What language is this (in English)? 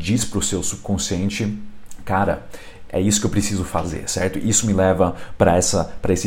Portuguese